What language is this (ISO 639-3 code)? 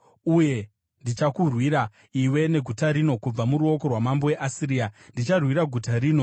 sna